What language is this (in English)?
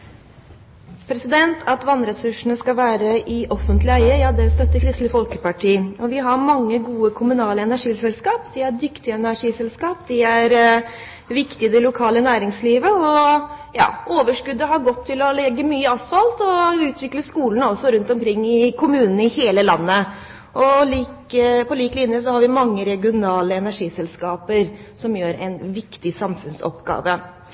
Norwegian Bokmål